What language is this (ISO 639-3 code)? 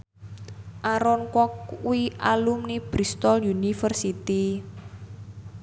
jav